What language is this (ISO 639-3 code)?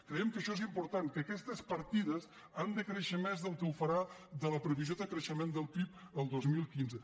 cat